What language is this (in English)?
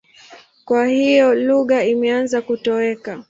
Swahili